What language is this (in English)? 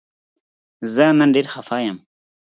Pashto